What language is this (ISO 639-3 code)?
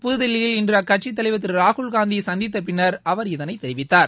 tam